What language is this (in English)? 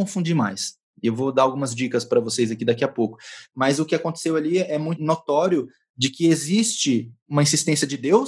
Portuguese